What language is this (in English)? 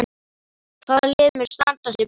Icelandic